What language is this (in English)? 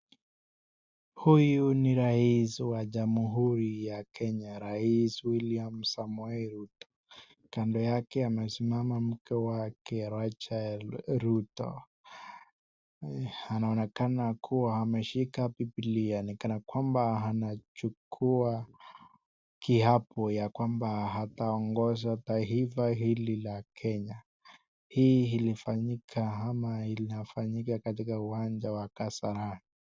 Swahili